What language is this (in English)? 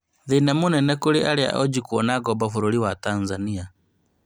Kikuyu